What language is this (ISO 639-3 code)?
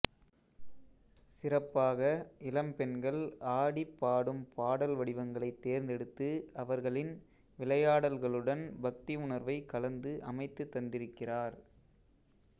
tam